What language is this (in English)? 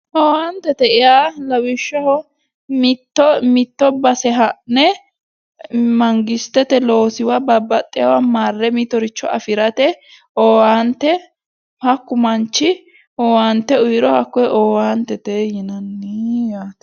Sidamo